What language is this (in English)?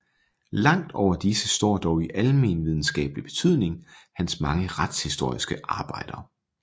Danish